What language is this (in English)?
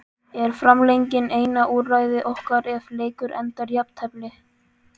Icelandic